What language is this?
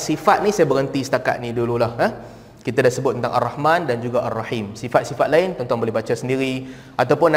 Malay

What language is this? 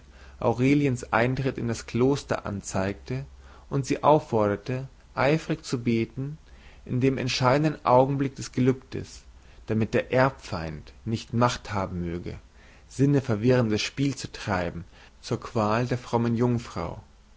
German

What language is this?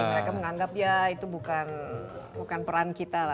Indonesian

